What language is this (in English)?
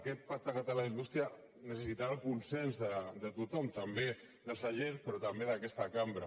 Catalan